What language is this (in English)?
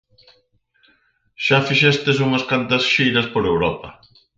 Galician